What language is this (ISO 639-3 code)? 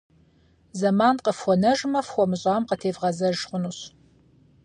kbd